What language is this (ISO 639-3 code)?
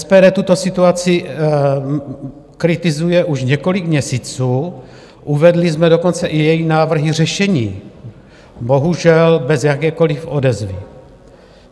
ces